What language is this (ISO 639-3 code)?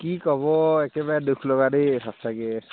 asm